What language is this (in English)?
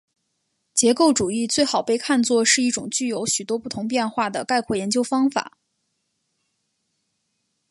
Chinese